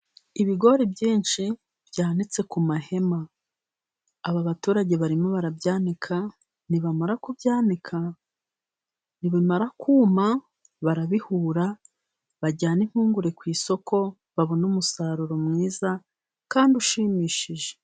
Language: Kinyarwanda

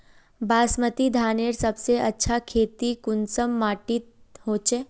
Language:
Magahi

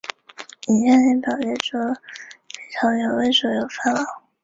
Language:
Chinese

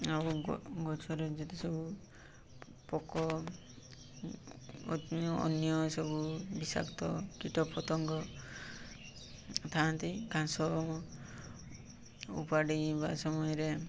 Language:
Odia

